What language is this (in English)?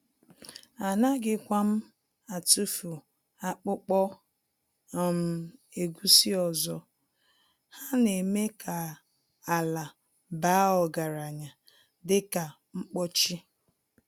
Igbo